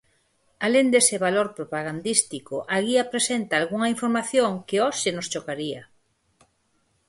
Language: Galician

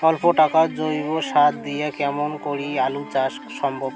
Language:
Bangla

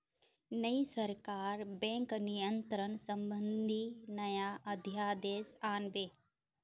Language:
Magahi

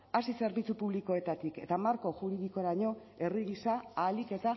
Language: Basque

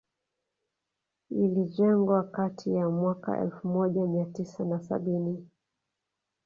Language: Swahili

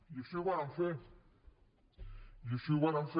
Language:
Catalan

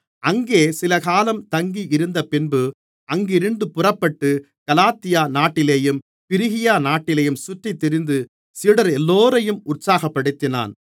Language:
Tamil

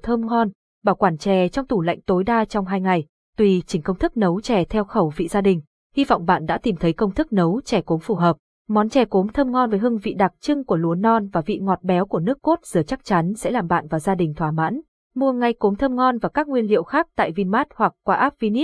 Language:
Vietnamese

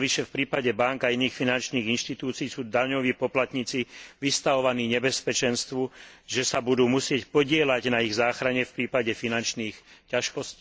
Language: Slovak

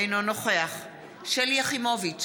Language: Hebrew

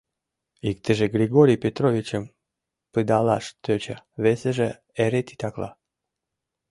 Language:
Mari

